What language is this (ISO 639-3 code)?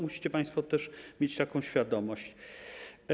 pol